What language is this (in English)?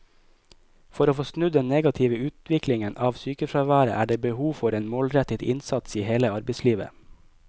Norwegian